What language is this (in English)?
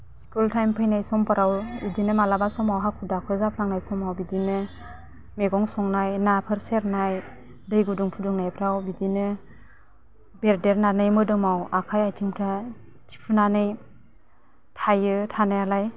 Bodo